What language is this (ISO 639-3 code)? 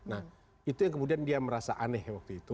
ind